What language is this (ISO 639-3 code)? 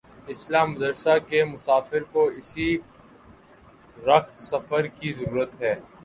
urd